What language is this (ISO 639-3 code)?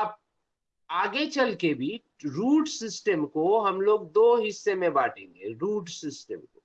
hin